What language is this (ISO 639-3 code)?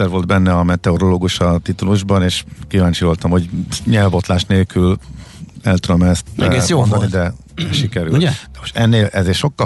hun